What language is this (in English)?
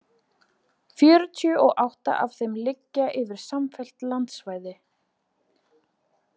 Icelandic